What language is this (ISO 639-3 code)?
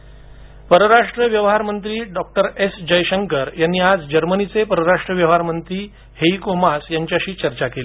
mar